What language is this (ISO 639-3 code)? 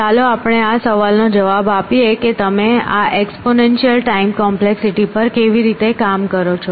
guj